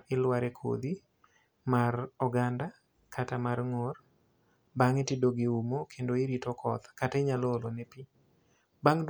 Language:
Luo (Kenya and Tanzania)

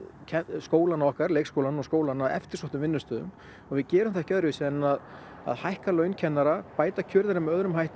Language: Icelandic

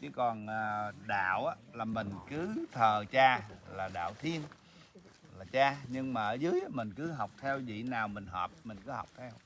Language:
Vietnamese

